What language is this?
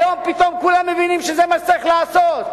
Hebrew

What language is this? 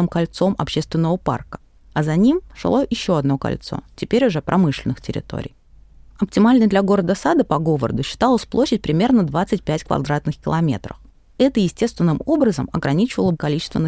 Russian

